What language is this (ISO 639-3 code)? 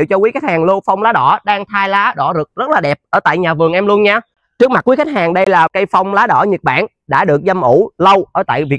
vie